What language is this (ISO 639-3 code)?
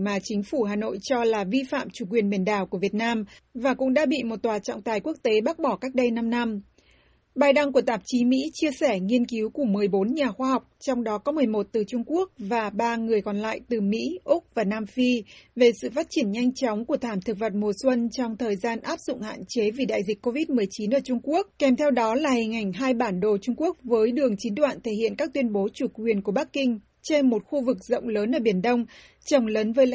vie